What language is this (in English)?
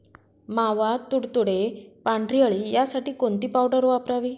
Marathi